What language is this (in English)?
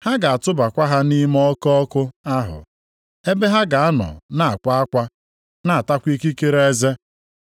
Igbo